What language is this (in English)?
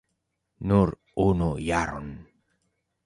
Esperanto